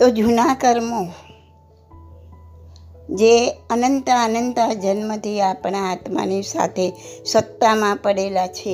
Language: Gujarati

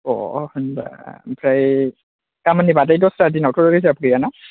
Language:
Bodo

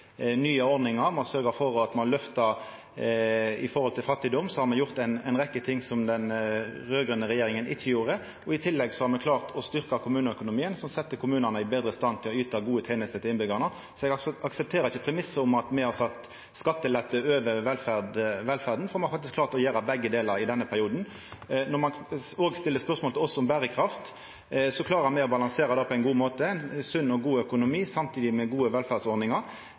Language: Norwegian Nynorsk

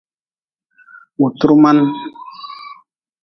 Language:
Nawdm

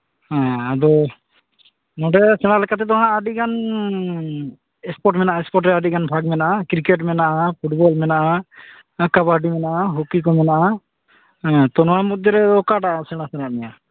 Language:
Santali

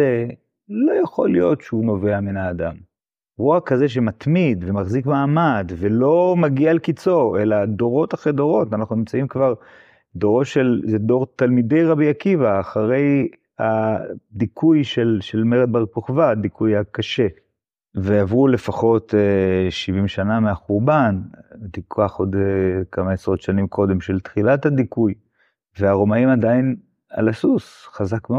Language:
Hebrew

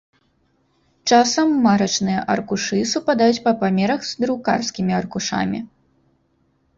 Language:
Belarusian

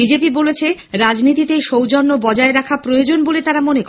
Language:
Bangla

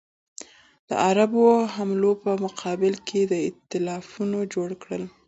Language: Pashto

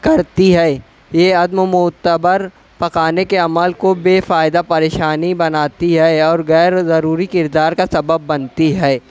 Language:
Urdu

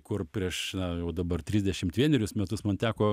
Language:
Lithuanian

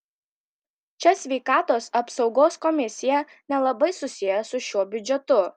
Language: Lithuanian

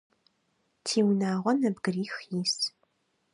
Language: Adyghe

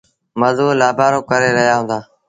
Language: Sindhi Bhil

